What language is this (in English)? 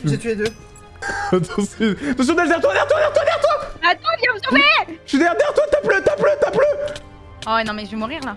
French